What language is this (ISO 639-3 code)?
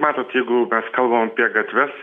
lit